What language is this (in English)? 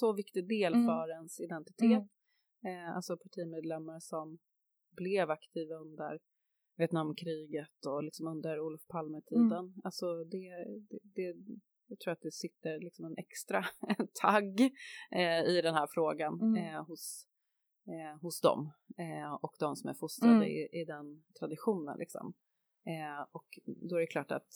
Swedish